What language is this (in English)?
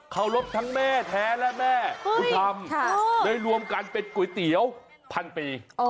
Thai